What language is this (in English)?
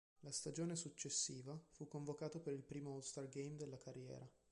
Italian